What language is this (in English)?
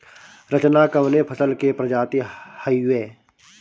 Bhojpuri